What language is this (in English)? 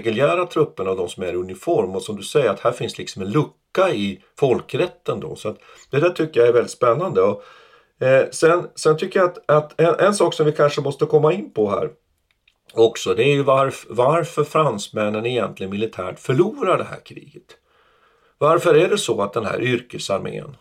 Swedish